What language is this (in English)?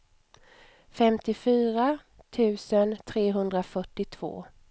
Swedish